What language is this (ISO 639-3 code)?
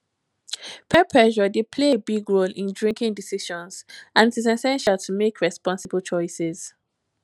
pcm